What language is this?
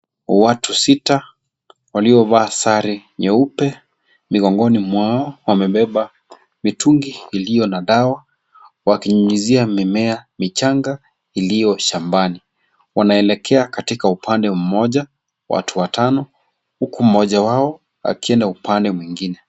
Swahili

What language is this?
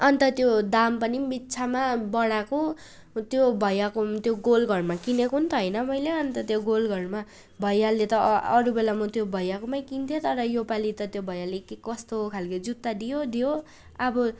Nepali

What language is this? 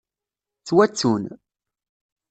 Kabyle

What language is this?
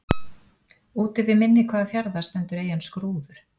Icelandic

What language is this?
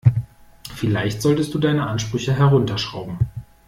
German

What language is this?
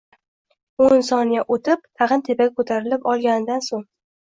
Uzbek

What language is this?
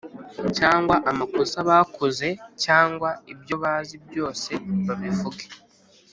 Kinyarwanda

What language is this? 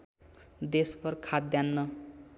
Nepali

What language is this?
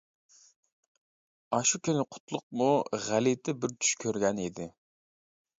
Uyghur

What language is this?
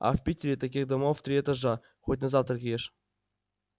Russian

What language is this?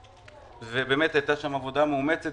Hebrew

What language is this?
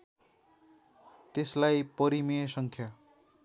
Nepali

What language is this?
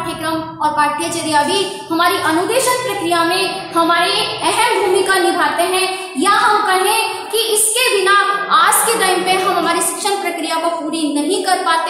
Hindi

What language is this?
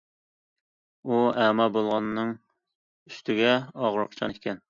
Uyghur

